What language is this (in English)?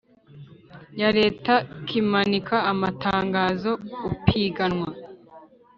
Kinyarwanda